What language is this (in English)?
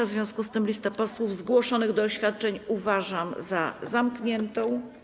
Polish